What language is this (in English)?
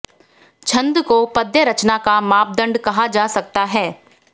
Hindi